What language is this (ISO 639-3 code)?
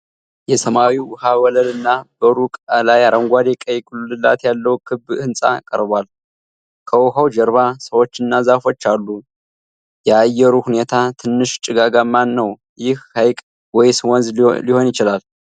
amh